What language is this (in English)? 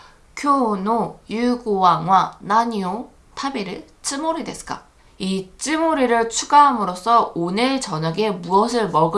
Korean